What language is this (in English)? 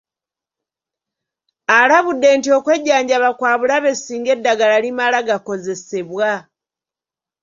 Ganda